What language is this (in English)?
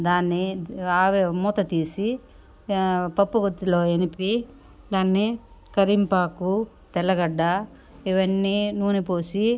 Telugu